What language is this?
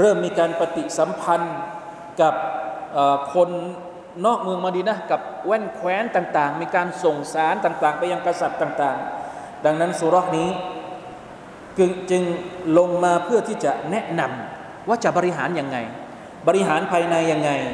Thai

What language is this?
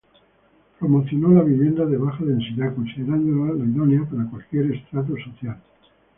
Spanish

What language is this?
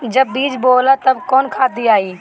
Bhojpuri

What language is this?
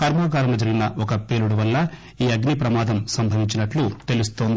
Telugu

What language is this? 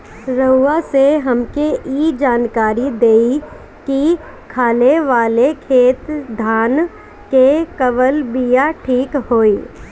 Bhojpuri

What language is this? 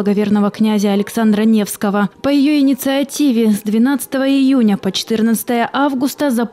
Russian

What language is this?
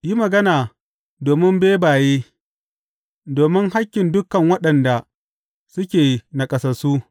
Hausa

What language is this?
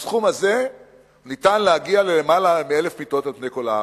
Hebrew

